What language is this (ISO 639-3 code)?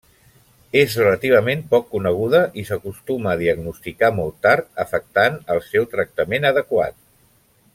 cat